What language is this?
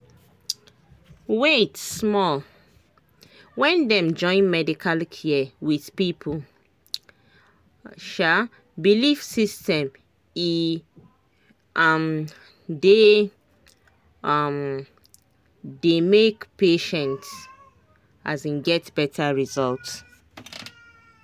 Nigerian Pidgin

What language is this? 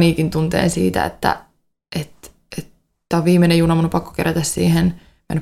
Finnish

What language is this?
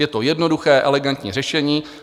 Czech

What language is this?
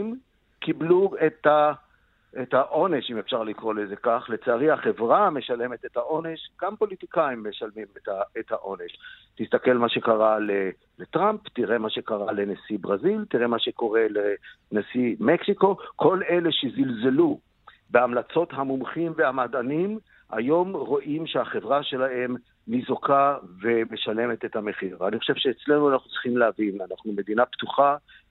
Hebrew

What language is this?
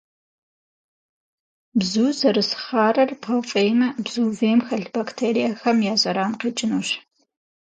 Kabardian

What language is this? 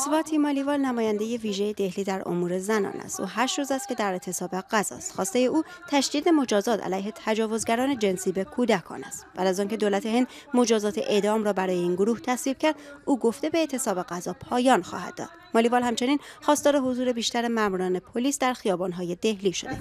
Persian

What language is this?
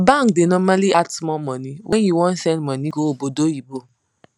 Nigerian Pidgin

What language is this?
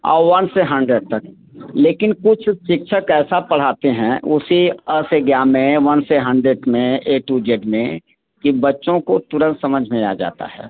Hindi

